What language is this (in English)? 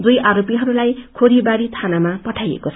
Nepali